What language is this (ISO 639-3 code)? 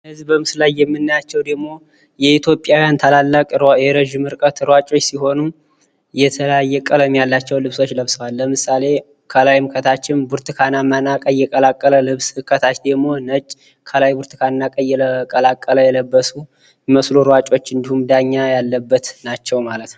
amh